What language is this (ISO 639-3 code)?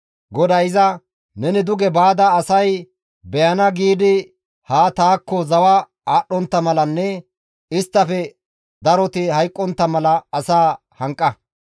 gmv